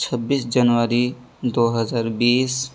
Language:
Urdu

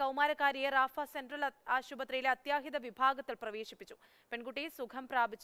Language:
Arabic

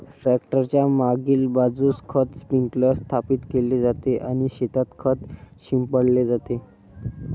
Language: Marathi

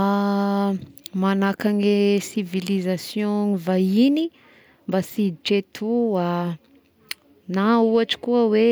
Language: Tesaka Malagasy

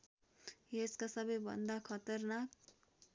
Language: Nepali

